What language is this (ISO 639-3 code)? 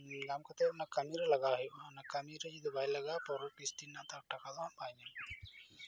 sat